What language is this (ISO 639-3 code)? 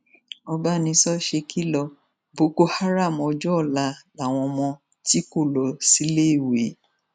yor